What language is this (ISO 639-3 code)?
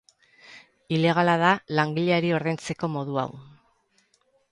eus